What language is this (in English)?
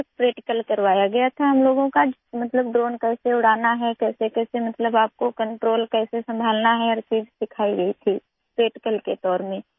Urdu